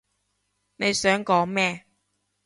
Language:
Cantonese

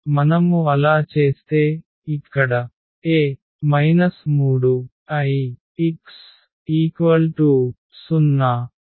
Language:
Telugu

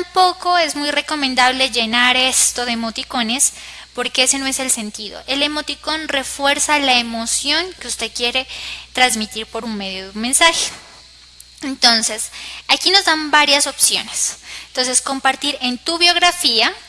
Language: Spanish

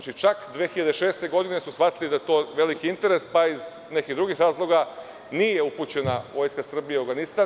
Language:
Serbian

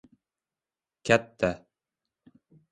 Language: Uzbek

